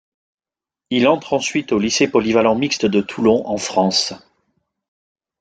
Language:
French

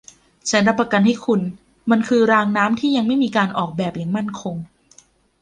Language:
Thai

